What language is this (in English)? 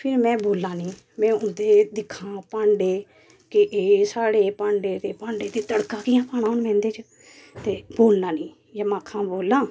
Dogri